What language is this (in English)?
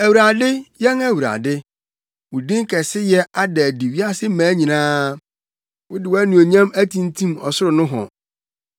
Akan